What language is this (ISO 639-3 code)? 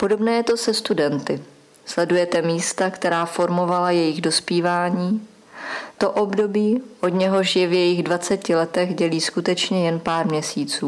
ces